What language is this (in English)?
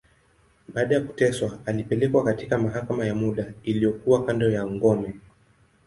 Swahili